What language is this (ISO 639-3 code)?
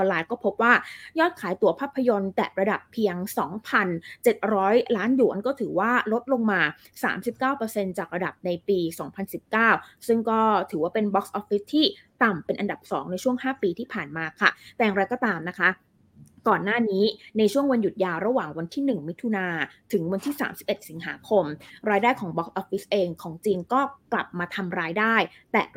tha